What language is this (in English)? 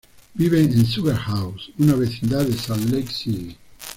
Spanish